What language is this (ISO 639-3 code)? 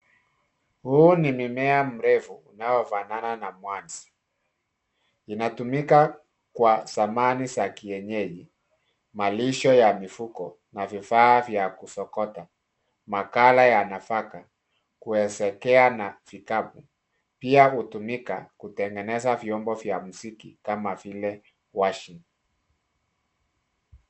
swa